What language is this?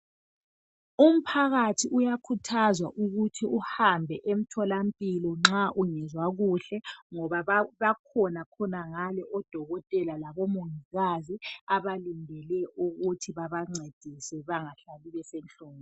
North Ndebele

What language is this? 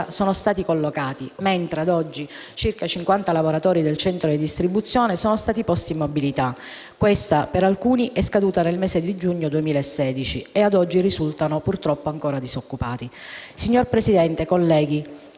Italian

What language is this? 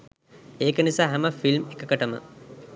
Sinhala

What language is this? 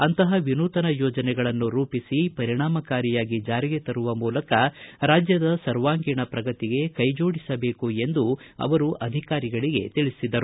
Kannada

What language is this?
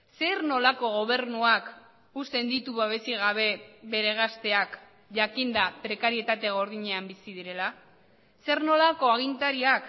Basque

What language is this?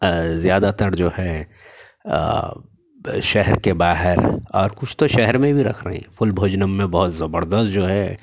Urdu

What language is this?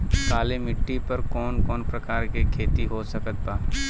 Bhojpuri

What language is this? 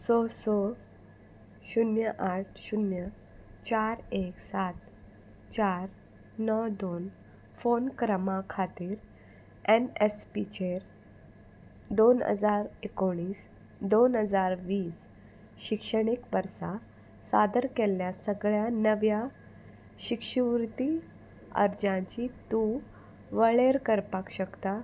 Konkani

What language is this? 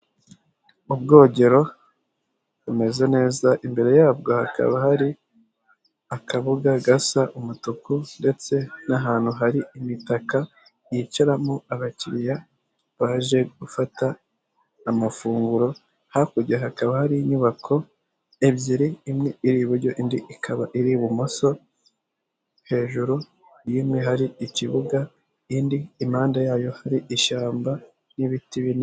Kinyarwanda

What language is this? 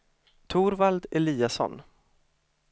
Swedish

